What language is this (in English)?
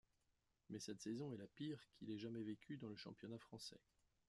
French